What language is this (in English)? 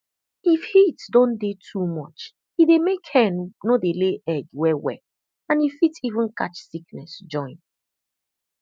Nigerian Pidgin